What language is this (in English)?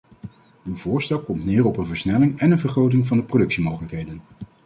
Dutch